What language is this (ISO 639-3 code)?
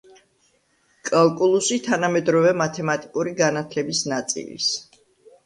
kat